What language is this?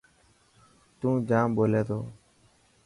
Dhatki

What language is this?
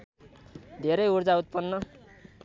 Nepali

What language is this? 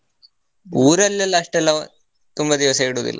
Kannada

